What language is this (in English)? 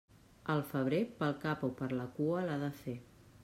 Catalan